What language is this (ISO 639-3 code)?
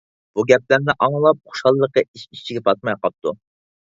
uig